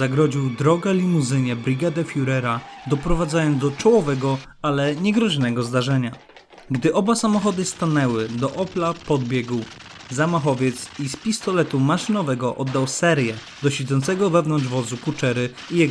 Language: Polish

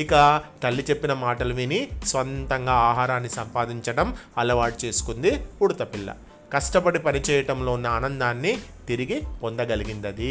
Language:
Telugu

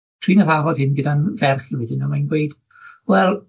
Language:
Welsh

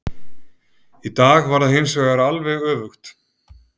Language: Icelandic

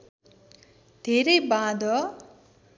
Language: Nepali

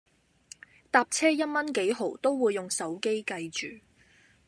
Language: Cantonese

